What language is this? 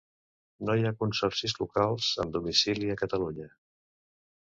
Catalan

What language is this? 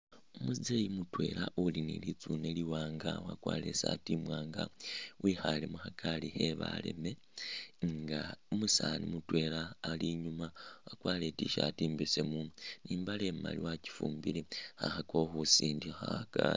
Masaaba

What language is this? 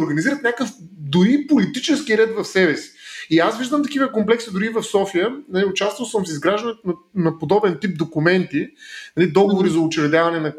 Bulgarian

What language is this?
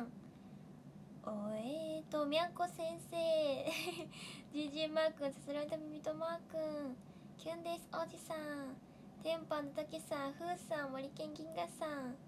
Japanese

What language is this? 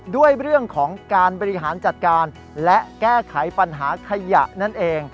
Thai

